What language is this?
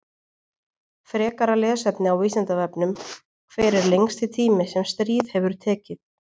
Icelandic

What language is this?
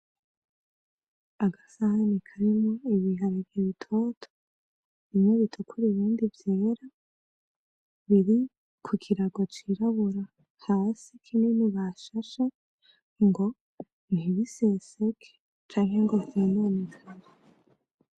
Rundi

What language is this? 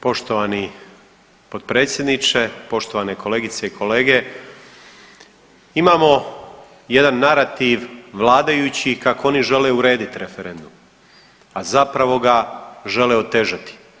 Croatian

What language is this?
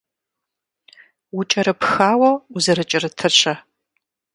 Kabardian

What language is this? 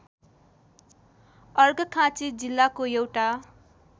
Nepali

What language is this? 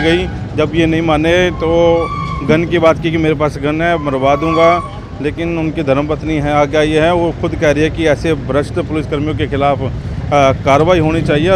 Hindi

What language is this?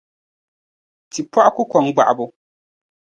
Dagbani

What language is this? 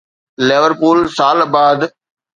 Sindhi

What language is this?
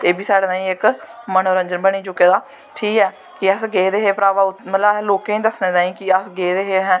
Dogri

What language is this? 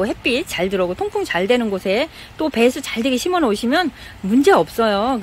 Korean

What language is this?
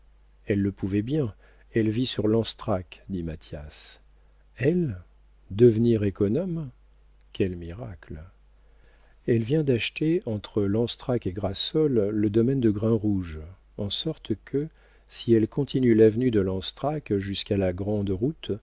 French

